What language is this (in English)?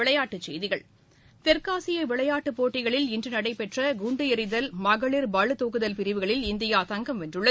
Tamil